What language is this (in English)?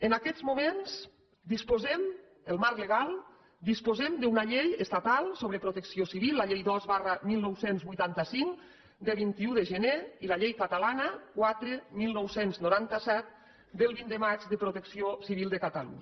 Catalan